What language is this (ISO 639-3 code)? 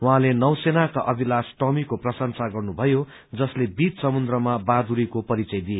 nep